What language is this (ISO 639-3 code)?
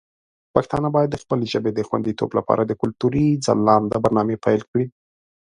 pus